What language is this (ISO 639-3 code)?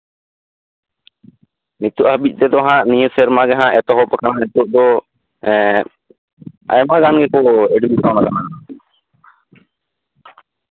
sat